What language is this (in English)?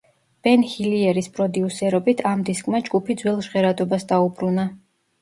Georgian